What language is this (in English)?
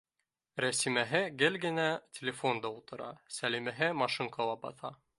Bashkir